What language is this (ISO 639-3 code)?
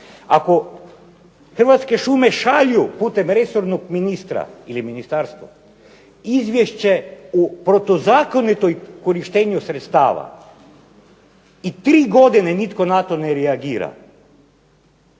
hrv